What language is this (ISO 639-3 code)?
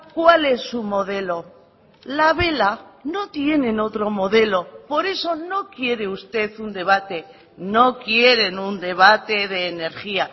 spa